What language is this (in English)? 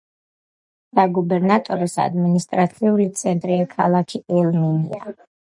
Georgian